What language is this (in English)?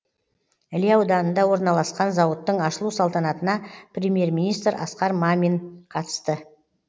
Kazakh